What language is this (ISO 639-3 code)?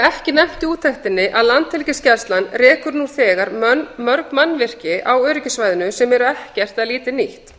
isl